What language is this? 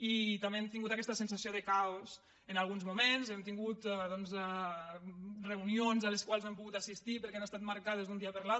Catalan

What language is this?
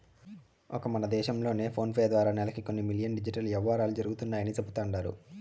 Telugu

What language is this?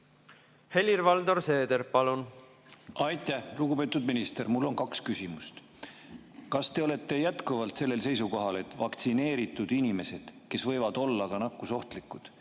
Estonian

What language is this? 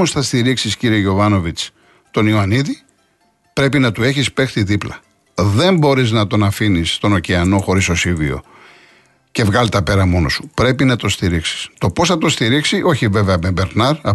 Greek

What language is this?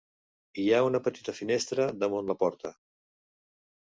Catalan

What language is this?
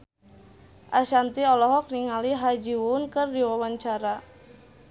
Sundanese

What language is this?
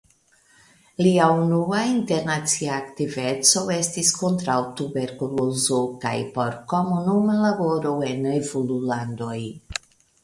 Esperanto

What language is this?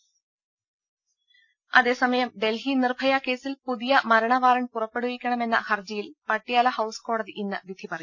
Malayalam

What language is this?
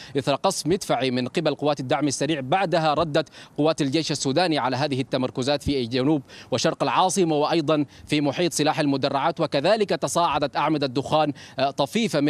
Arabic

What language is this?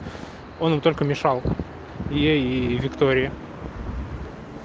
Russian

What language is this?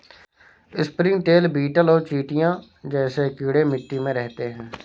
Hindi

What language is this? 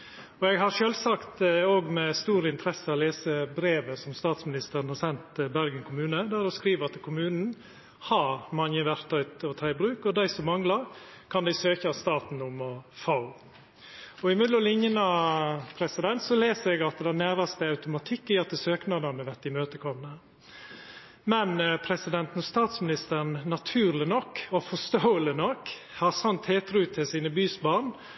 Norwegian Nynorsk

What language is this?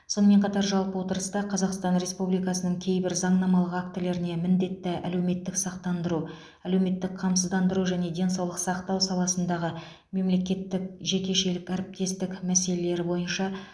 Kazakh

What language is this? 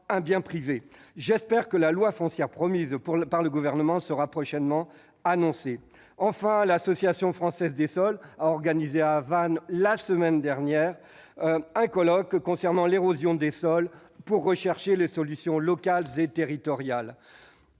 French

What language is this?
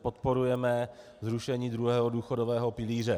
Czech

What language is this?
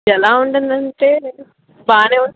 Telugu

